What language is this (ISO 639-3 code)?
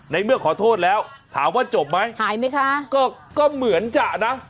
tha